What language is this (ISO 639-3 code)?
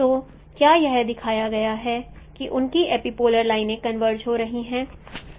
hin